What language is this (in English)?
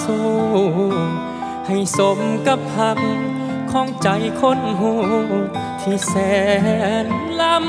Thai